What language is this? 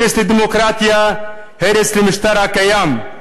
Hebrew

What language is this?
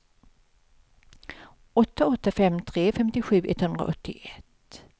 Swedish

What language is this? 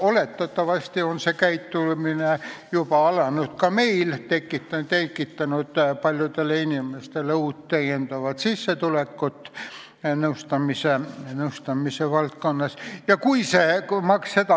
Estonian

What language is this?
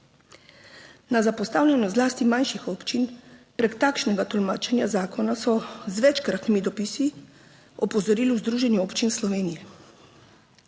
Slovenian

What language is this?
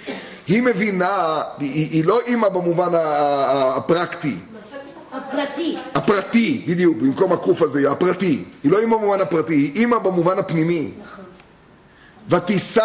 Hebrew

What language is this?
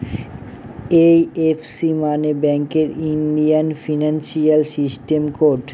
Bangla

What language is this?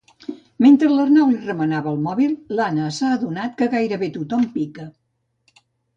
Catalan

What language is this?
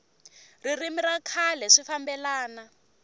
Tsonga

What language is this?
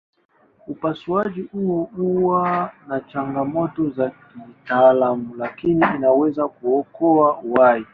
Swahili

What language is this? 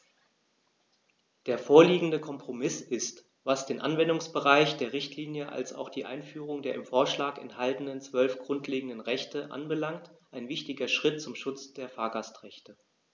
German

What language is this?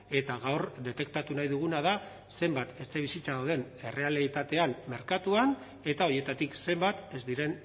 Basque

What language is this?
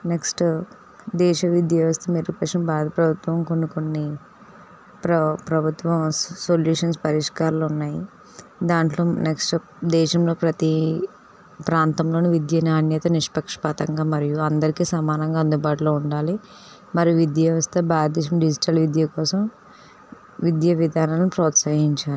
Telugu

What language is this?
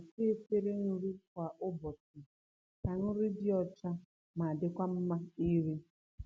Igbo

